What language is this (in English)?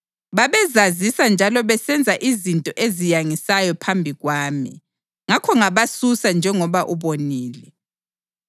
North Ndebele